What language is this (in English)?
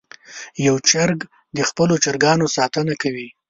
Pashto